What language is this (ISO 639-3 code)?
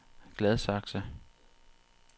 dan